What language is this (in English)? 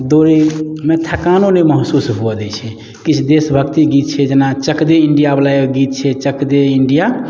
Maithili